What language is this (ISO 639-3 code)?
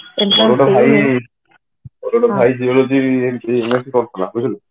ori